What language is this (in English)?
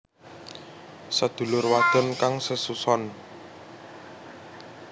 Javanese